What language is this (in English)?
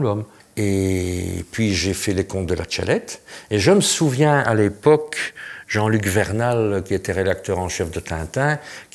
French